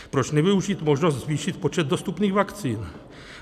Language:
Czech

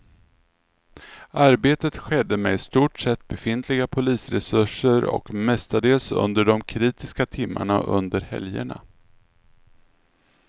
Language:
Swedish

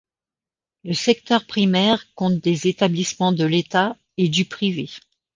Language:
French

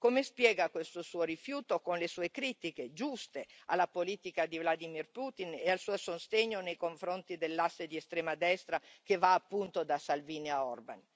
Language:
Italian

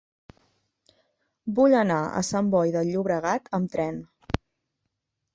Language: Catalan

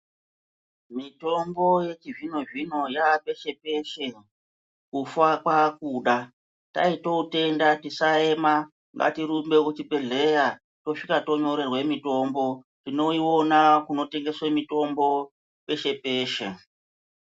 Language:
Ndau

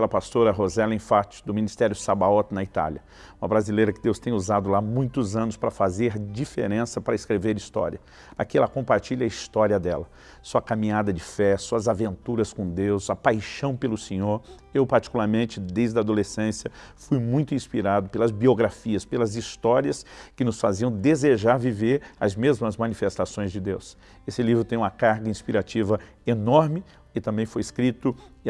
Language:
Portuguese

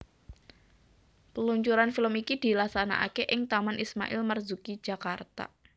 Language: Javanese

